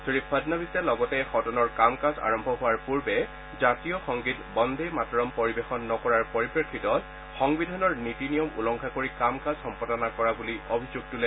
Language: Assamese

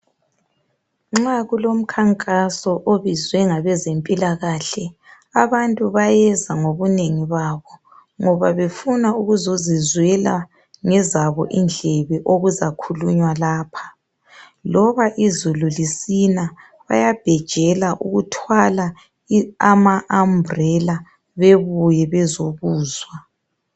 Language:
North Ndebele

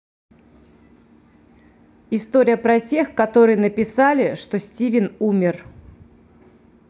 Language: Russian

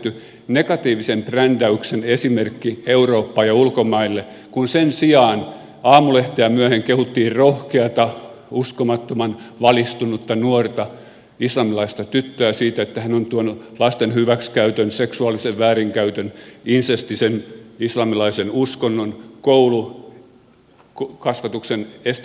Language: Finnish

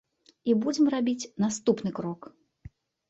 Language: Belarusian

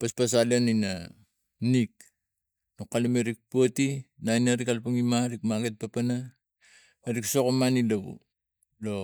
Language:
Tigak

